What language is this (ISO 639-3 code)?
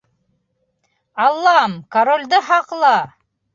bak